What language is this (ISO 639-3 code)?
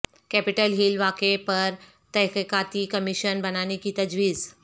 urd